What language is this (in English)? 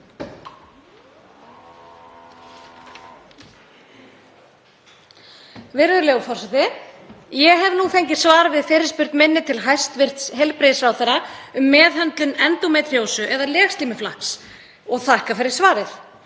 Icelandic